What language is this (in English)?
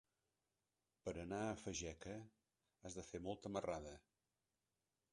Catalan